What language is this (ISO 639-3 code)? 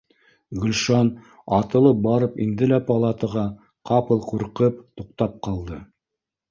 bak